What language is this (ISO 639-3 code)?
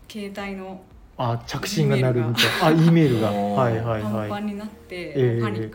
jpn